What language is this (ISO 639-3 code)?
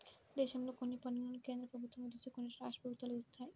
tel